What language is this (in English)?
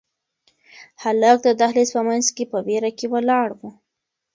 Pashto